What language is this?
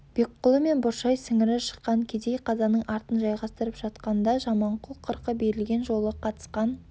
Kazakh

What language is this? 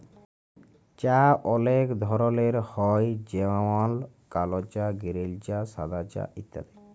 Bangla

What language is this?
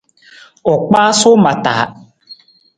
Nawdm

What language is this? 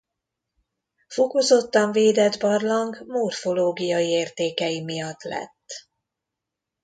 Hungarian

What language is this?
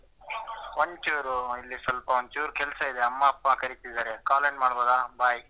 Kannada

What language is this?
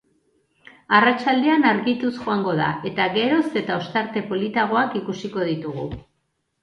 Basque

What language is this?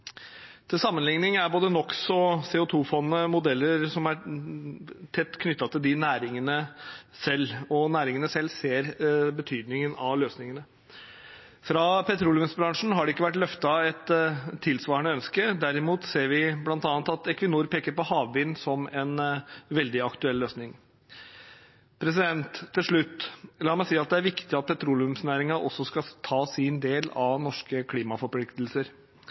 Norwegian Bokmål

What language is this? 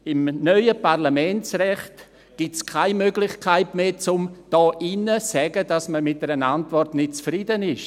Swiss German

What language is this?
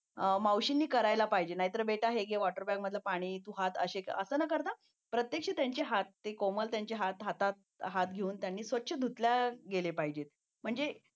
Marathi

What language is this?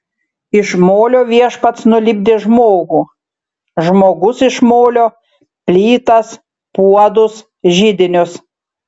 Lithuanian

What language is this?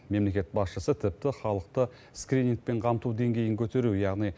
Kazakh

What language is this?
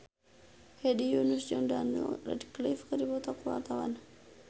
Sundanese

